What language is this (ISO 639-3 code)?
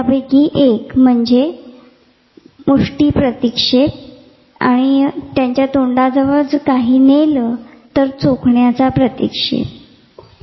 mar